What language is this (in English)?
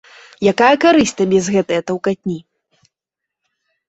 Belarusian